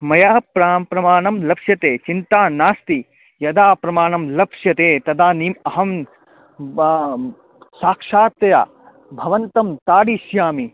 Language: Sanskrit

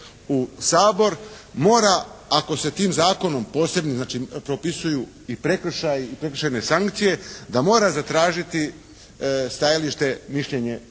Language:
Croatian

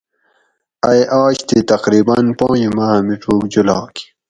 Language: Gawri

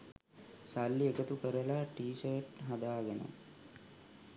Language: Sinhala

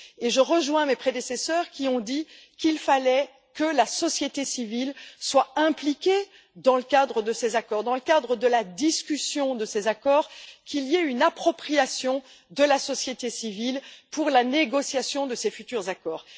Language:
French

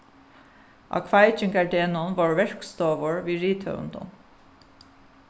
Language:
Faroese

